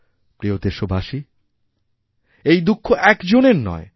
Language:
Bangla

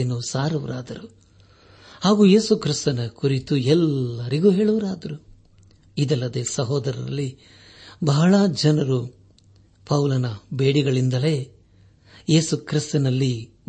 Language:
Kannada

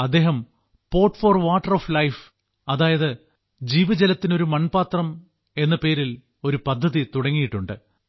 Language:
Malayalam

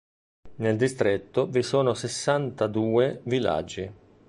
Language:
Italian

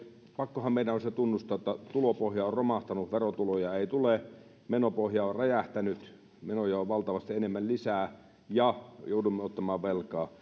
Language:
Finnish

